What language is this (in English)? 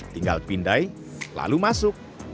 Indonesian